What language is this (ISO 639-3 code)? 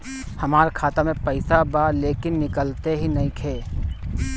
bho